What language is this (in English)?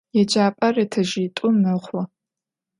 Adyghe